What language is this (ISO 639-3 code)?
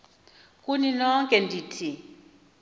xho